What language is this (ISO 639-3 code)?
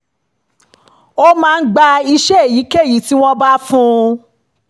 yor